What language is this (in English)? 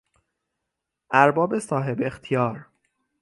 Persian